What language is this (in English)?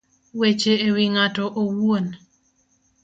Luo (Kenya and Tanzania)